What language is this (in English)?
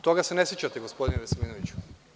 Serbian